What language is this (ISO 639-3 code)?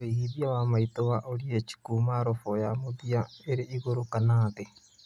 kik